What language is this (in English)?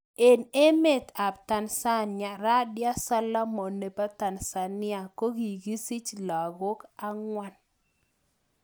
Kalenjin